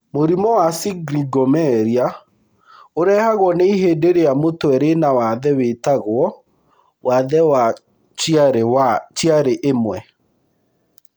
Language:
Kikuyu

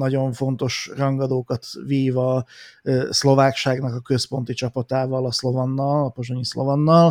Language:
Hungarian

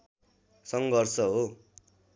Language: Nepali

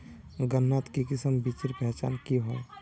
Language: Magahi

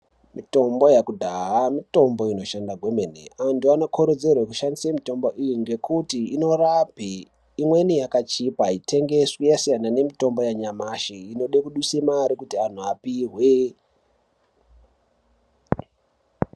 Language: Ndau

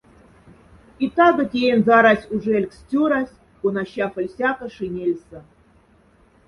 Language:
Moksha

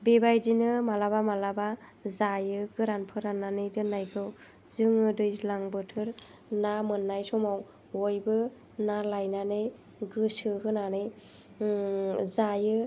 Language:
Bodo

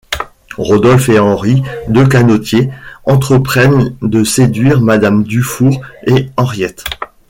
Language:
French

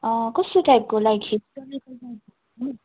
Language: Nepali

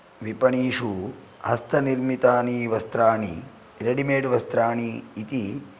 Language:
Sanskrit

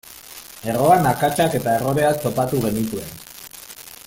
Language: Basque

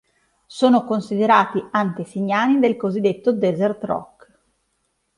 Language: Italian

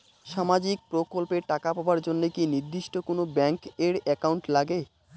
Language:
Bangla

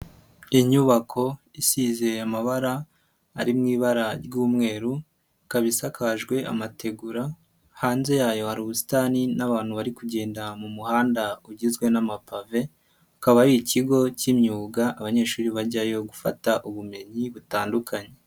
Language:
Kinyarwanda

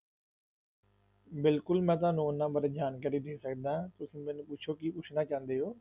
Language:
Punjabi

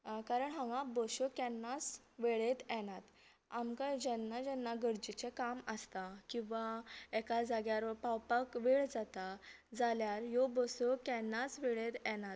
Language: Konkani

